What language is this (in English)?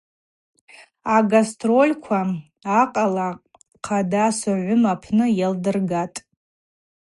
Abaza